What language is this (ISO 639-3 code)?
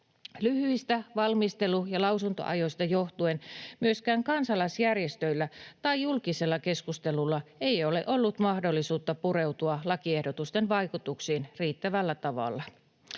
fin